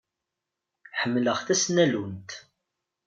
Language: Kabyle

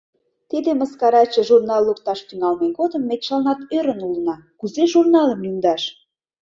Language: Mari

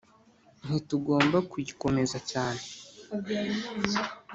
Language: Kinyarwanda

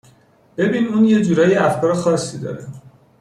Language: Persian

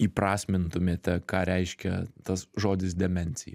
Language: Lithuanian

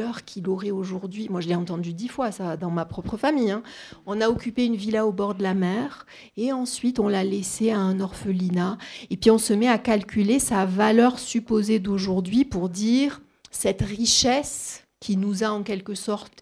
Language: French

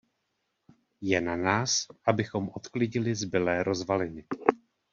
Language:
Czech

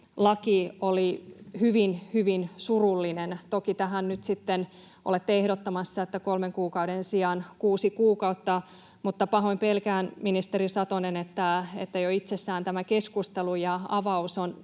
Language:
Finnish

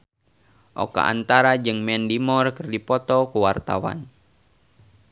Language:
Sundanese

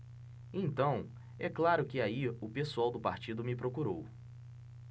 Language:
Portuguese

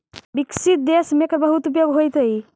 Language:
Magahi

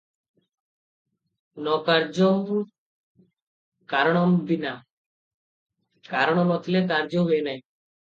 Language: Odia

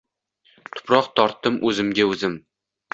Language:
Uzbek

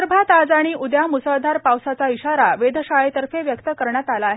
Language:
Marathi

